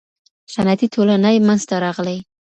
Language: Pashto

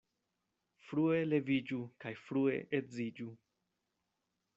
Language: Esperanto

